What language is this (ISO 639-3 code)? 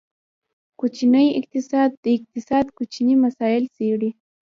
pus